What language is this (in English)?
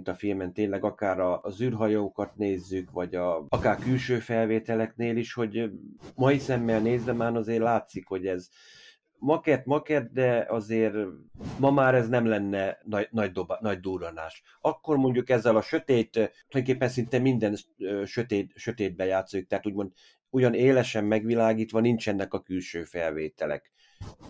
Hungarian